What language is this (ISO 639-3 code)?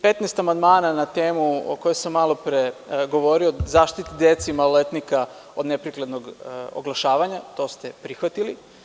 srp